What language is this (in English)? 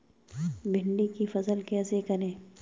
Hindi